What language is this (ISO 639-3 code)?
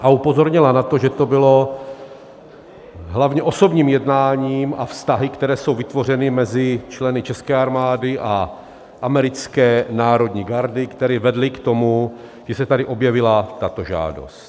ces